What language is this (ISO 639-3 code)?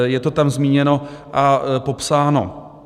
ces